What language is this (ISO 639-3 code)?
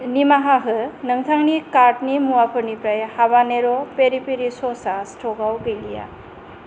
brx